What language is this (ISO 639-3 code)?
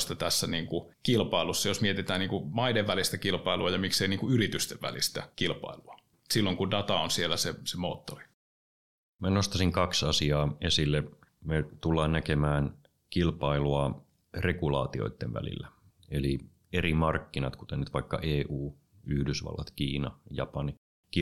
fin